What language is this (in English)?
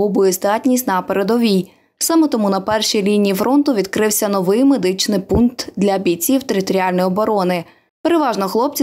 Ukrainian